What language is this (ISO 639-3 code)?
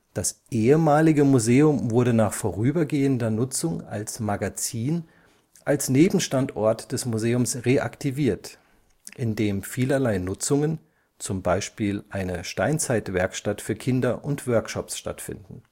deu